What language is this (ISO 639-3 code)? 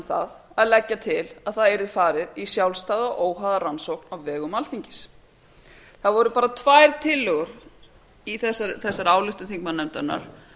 isl